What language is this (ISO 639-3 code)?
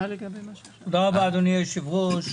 heb